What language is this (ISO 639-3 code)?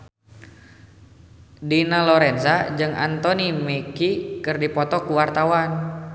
sun